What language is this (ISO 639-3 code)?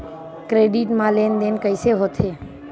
hne